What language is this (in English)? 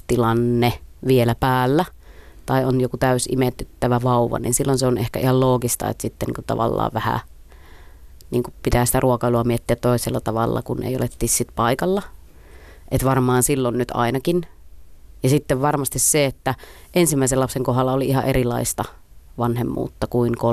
Finnish